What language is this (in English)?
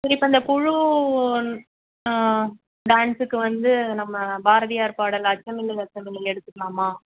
Tamil